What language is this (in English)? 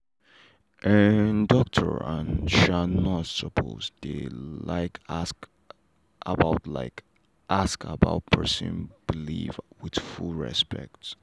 Nigerian Pidgin